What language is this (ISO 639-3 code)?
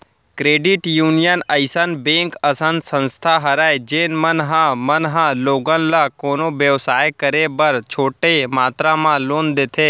hne